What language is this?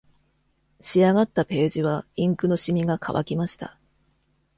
Japanese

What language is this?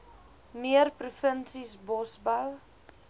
Afrikaans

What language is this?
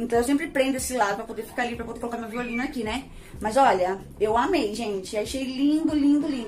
Portuguese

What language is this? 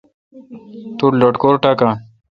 Kalkoti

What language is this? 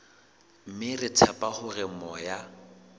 Southern Sotho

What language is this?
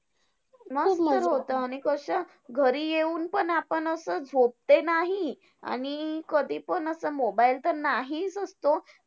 Marathi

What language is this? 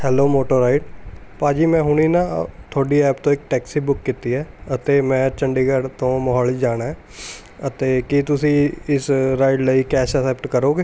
Punjabi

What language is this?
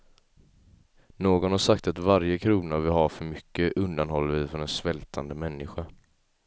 Swedish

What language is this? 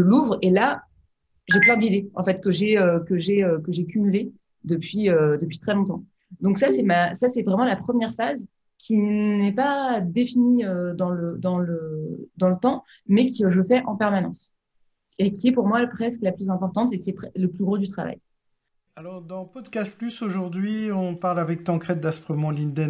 French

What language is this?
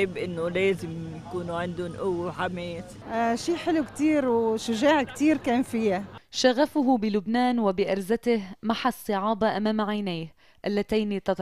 Arabic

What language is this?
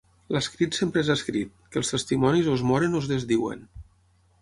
Catalan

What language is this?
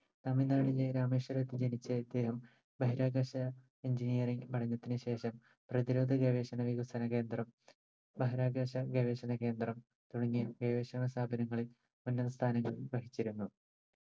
Malayalam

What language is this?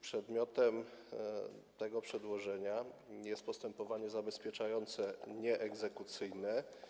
Polish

